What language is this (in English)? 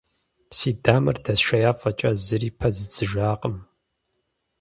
Kabardian